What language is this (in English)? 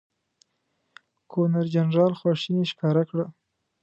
Pashto